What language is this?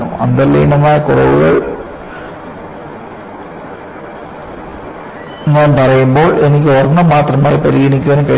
Malayalam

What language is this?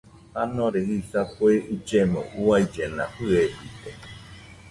Nüpode Huitoto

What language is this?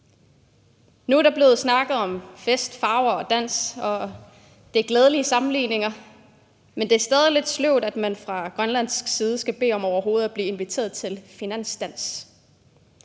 Danish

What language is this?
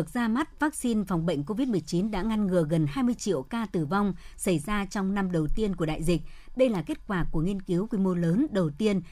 Vietnamese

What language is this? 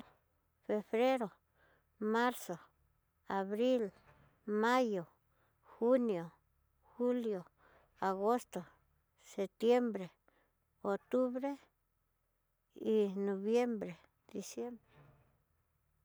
Tidaá Mixtec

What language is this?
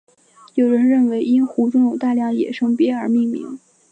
Chinese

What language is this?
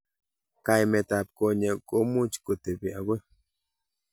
Kalenjin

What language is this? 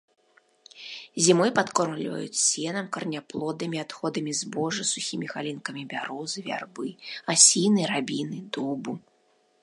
Belarusian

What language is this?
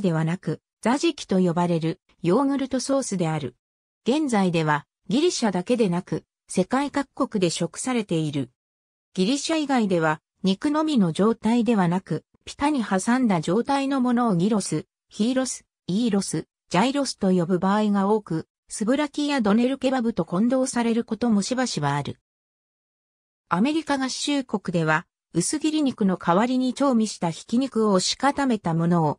Japanese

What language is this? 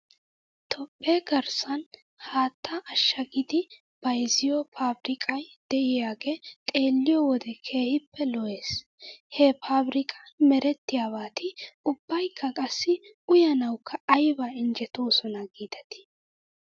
Wolaytta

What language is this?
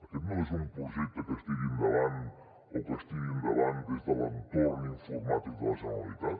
Catalan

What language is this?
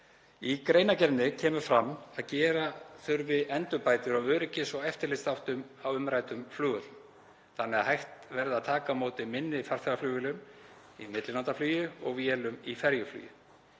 Icelandic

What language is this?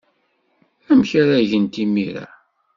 Kabyle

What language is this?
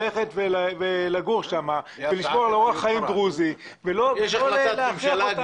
Hebrew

